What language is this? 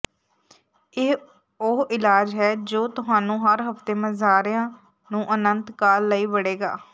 Punjabi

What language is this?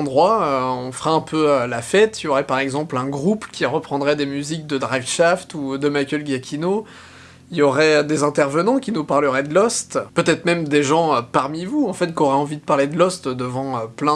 French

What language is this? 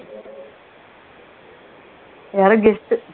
Tamil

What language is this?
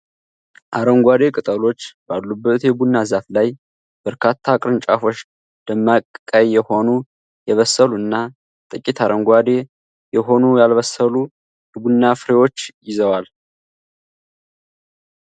Amharic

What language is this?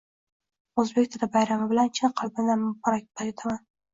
Uzbek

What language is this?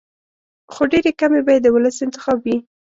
Pashto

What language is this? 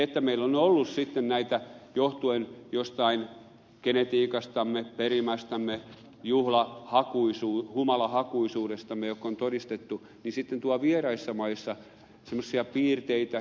Finnish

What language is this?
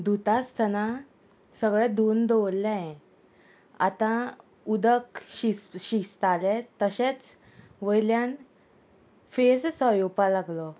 Konkani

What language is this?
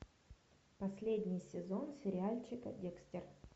Russian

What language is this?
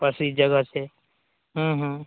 Maithili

